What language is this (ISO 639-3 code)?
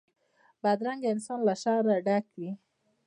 pus